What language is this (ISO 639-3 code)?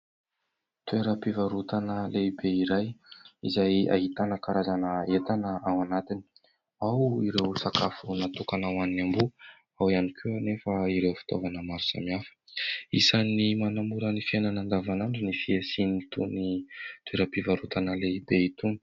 mlg